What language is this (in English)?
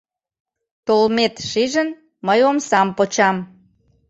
Mari